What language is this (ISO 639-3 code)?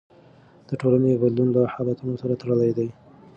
pus